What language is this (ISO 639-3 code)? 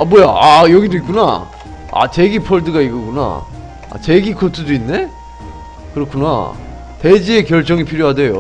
kor